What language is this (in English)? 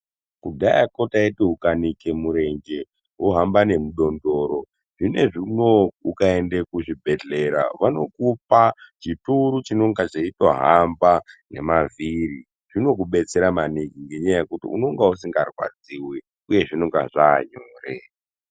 Ndau